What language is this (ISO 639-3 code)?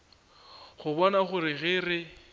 nso